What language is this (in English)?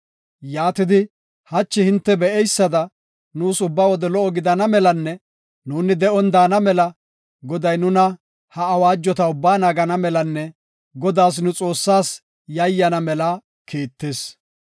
Gofa